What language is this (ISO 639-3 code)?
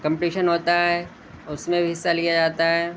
urd